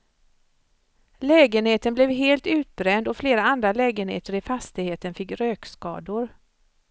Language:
Swedish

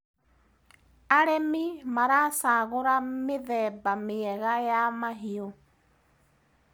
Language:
Kikuyu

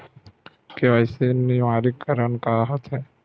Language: Chhattisgarhi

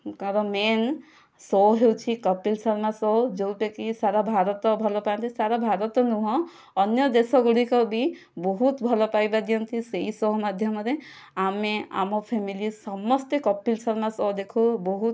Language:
Odia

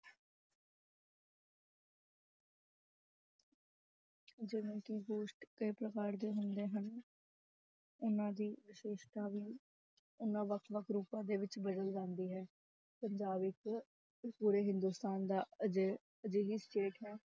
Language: Punjabi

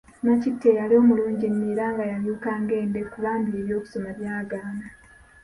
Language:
Ganda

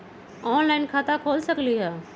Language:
Magahi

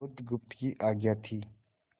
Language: Hindi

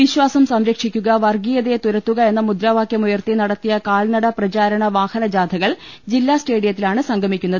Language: Malayalam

